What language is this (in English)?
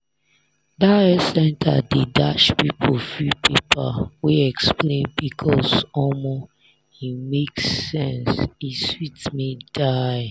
Nigerian Pidgin